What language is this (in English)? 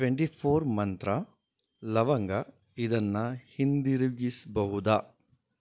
Kannada